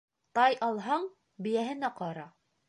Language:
Bashkir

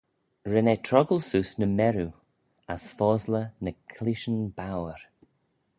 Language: Manx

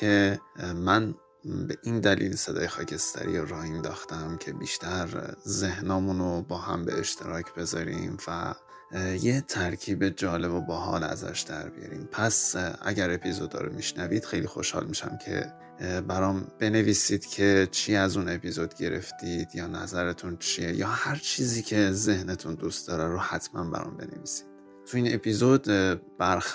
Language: Persian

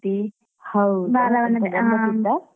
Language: Kannada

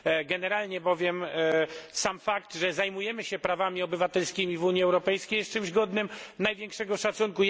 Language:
Polish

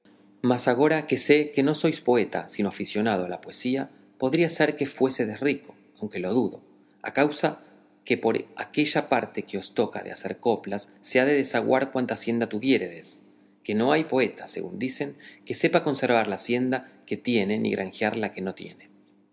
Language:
Spanish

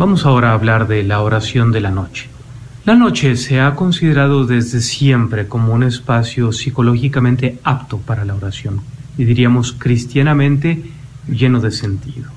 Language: Spanish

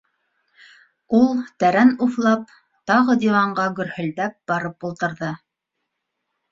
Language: Bashkir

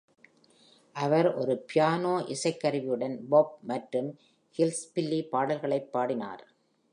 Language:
Tamil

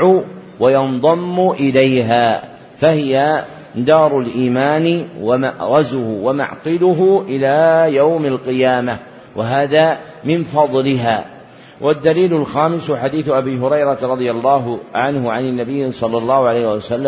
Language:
Arabic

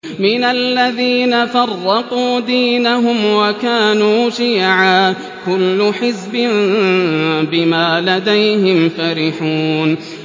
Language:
Arabic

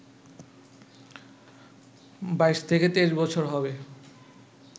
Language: Bangla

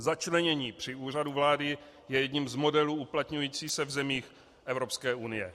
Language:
Czech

